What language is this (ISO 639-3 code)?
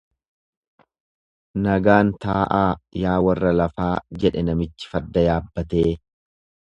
orm